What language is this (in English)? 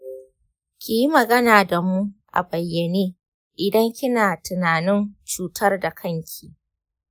Hausa